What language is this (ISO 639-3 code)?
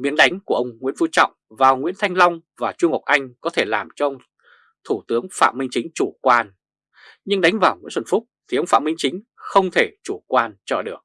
vie